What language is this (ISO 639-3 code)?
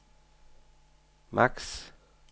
dan